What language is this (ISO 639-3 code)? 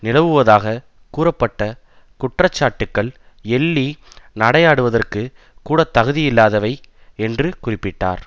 tam